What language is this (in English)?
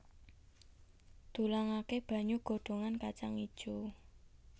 Javanese